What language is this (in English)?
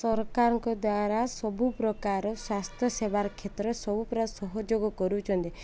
Odia